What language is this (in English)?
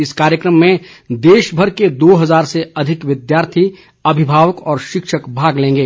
Hindi